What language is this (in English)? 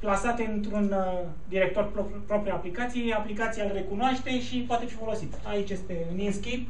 Romanian